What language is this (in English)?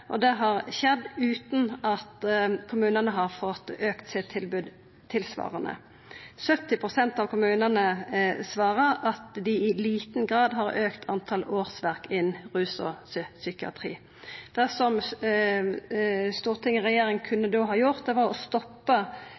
Norwegian Nynorsk